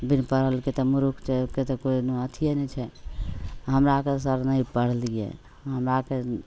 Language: Maithili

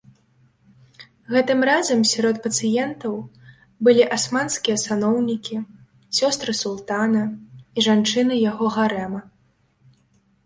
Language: Belarusian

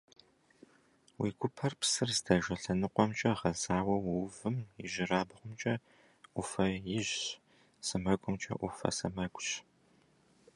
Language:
Kabardian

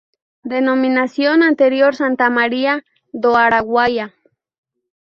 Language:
Spanish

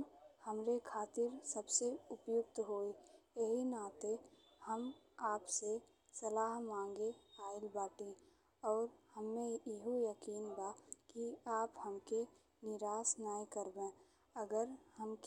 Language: Bhojpuri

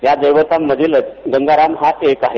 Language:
Marathi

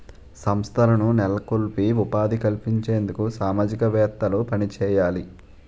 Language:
Telugu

